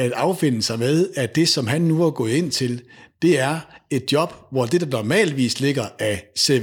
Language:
Danish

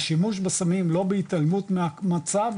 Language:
Hebrew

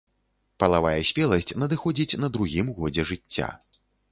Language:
Belarusian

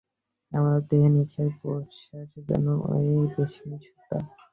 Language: Bangla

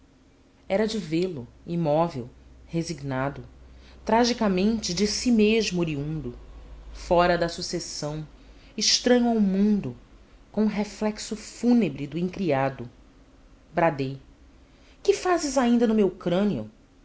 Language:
Portuguese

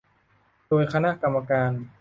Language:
Thai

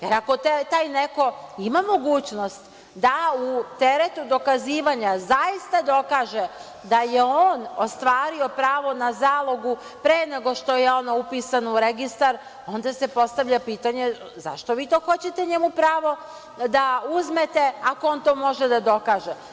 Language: Serbian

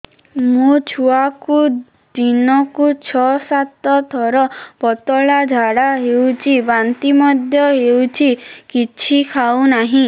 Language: Odia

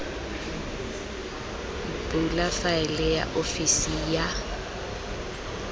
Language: Tswana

